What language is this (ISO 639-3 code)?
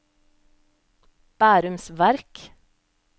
nor